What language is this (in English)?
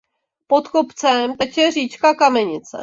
Czech